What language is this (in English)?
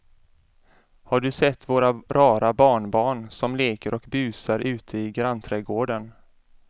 Swedish